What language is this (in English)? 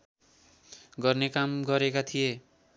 Nepali